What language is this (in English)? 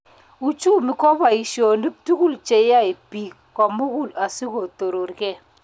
Kalenjin